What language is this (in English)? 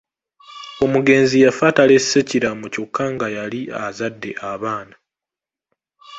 Ganda